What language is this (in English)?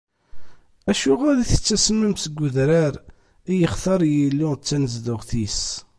Kabyle